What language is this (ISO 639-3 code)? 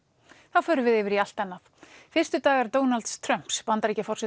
isl